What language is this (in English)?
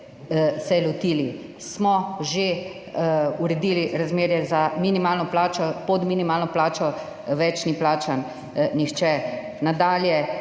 Slovenian